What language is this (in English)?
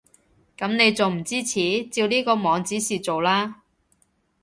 Cantonese